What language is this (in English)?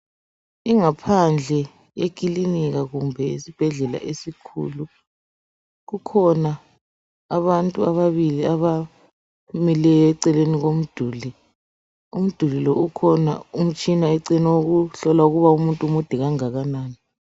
North Ndebele